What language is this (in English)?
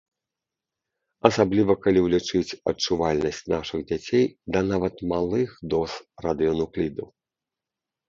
Belarusian